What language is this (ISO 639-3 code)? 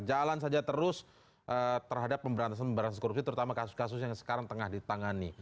ind